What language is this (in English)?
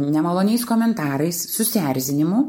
Lithuanian